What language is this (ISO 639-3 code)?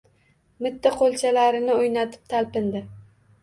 uzb